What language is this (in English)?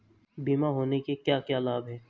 Hindi